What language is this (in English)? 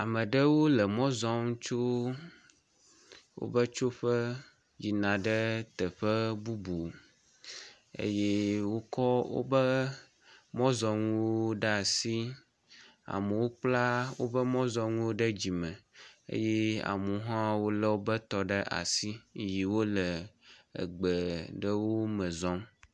Ewe